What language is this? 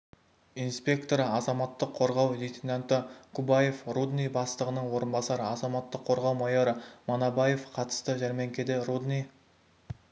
Kazakh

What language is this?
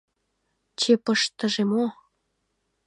Mari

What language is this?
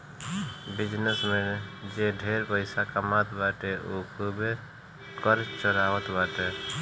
Bhojpuri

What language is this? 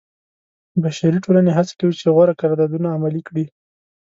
Pashto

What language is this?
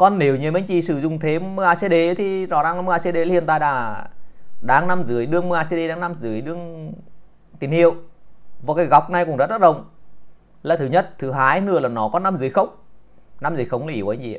Vietnamese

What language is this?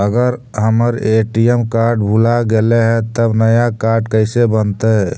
Magahi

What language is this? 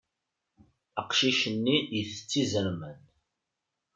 Kabyle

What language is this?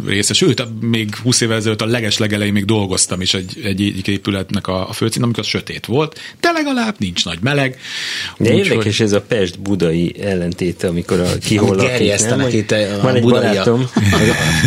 Hungarian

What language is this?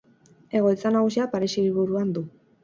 Basque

